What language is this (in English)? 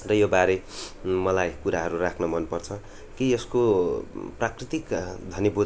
Nepali